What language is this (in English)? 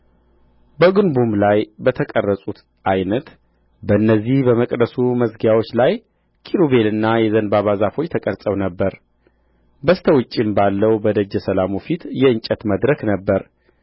Amharic